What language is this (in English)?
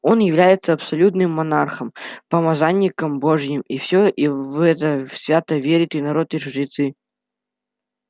Russian